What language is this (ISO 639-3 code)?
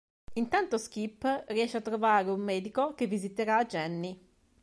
ita